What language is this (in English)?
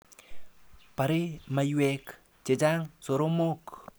Kalenjin